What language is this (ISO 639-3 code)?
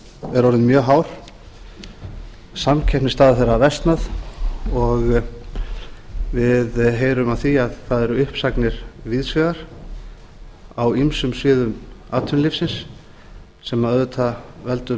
isl